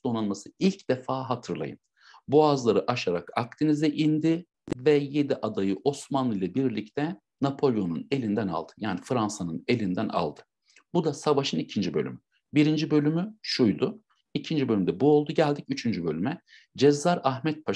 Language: Turkish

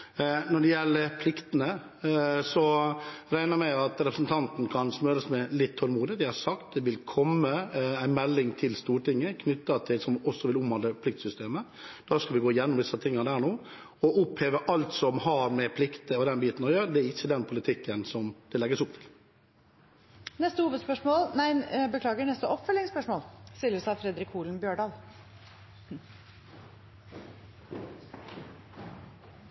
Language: Norwegian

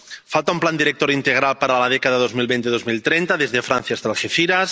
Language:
Spanish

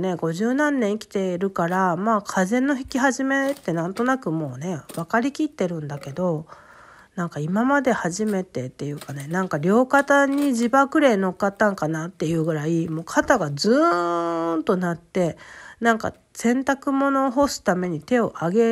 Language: Japanese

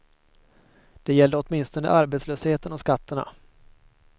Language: Swedish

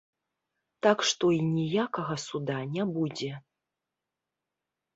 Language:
Belarusian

